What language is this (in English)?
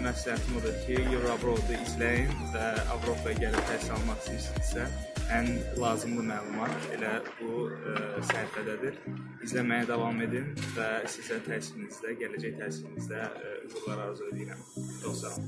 Turkish